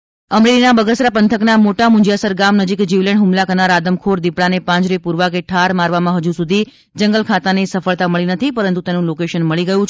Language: Gujarati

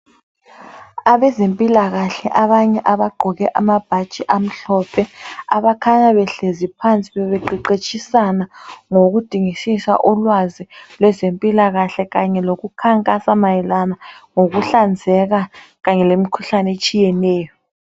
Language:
North Ndebele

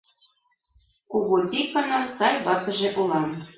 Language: Mari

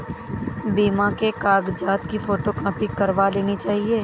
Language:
Hindi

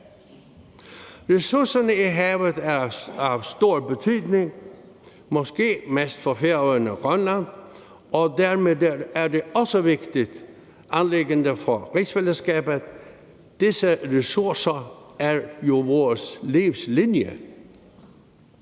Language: Danish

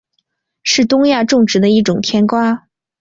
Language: Chinese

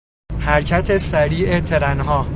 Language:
Persian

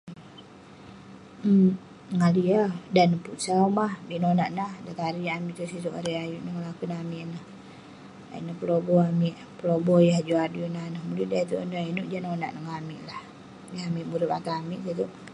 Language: Western Penan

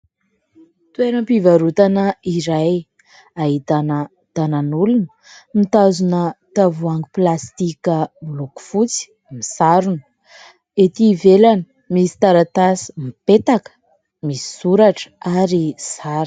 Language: Malagasy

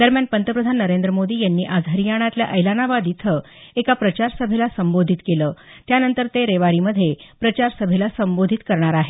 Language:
Marathi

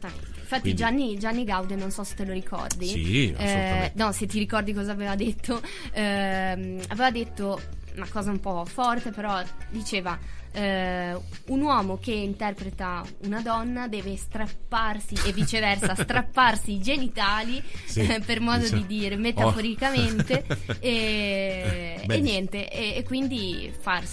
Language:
Italian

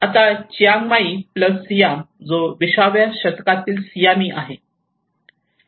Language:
Marathi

